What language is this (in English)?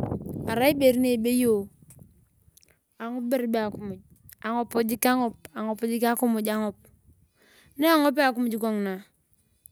Turkana